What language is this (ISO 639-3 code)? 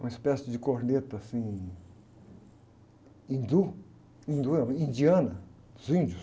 por